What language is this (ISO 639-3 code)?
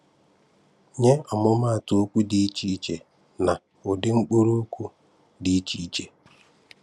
ibo